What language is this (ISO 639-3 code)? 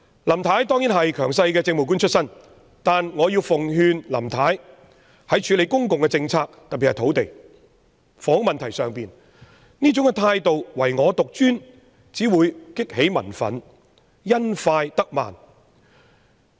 yue